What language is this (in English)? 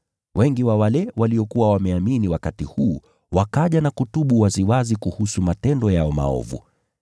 Swahili